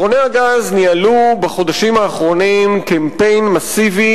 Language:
Hebrew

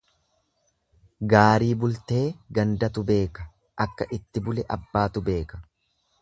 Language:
Oromo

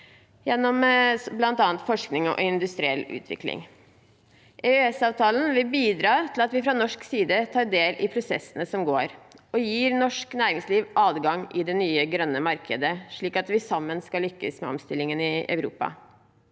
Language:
Norwegian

